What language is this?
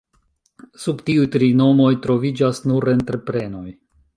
Esperanto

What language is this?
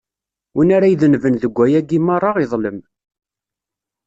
Kabyle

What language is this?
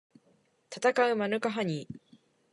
Japanese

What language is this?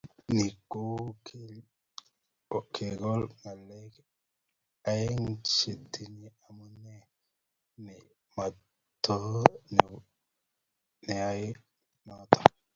Kalenjin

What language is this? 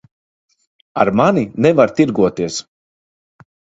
Latvian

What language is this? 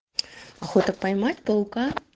Russian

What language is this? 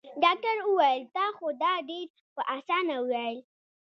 Pashto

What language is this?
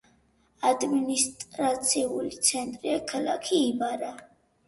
Georgian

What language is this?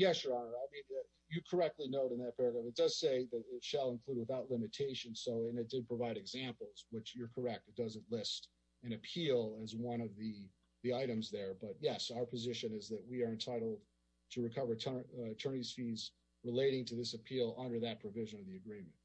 English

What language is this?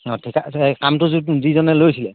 Assamese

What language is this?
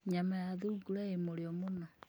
Kikuyu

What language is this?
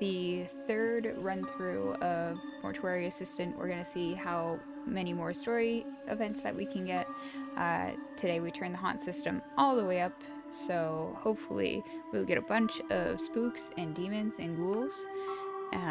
English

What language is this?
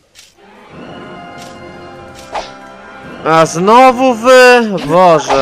Polish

